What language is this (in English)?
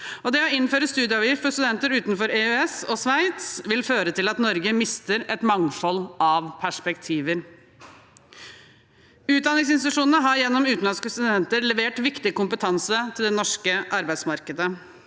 Norwegian